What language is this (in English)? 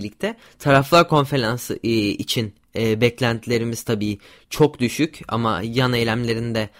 Turkish